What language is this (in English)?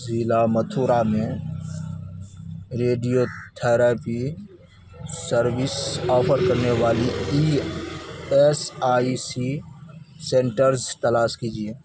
Urdu